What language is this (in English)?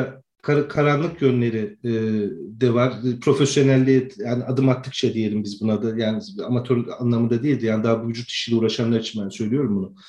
Turkish